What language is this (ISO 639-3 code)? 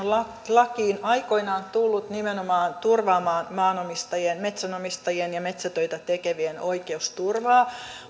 fin